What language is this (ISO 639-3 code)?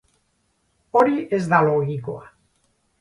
eus